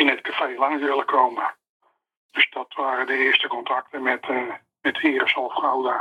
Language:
Dutch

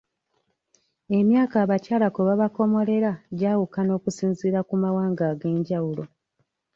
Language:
Ganda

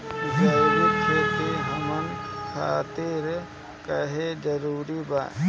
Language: Bhojpuri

